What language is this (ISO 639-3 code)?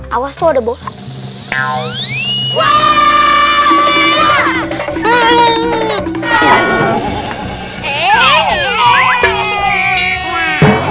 ind